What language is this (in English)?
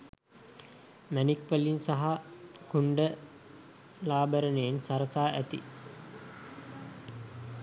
Sinhala